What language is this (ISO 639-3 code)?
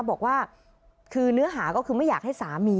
tha